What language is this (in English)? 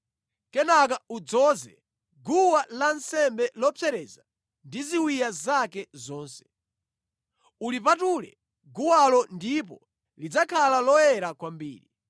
Nyanja